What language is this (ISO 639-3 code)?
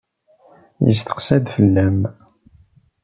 kab